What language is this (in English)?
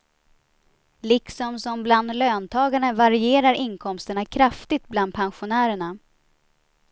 Swedish